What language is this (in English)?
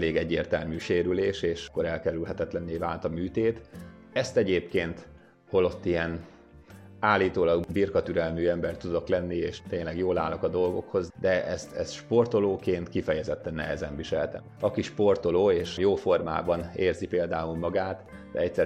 Hungarian